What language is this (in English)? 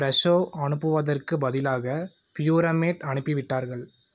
Tamil